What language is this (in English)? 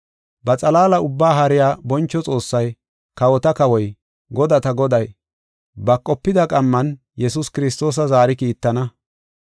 Gofa